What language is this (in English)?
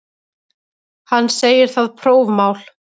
Icelandic